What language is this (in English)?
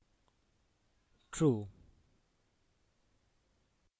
Bangla